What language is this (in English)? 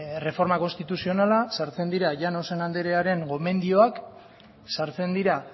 Basque